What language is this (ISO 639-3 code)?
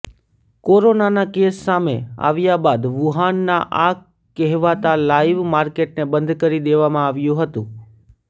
guj